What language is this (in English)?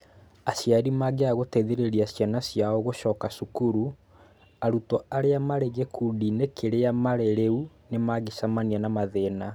Kikuyu